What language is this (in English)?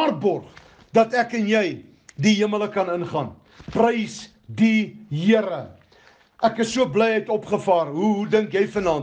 Dutch